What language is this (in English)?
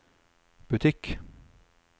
Norwegian